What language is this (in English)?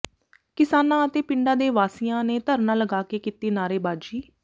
Punjabi